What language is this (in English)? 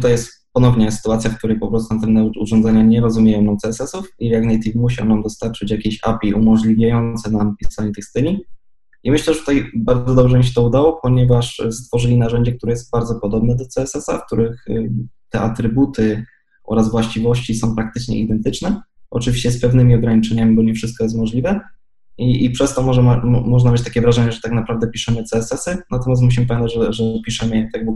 Polish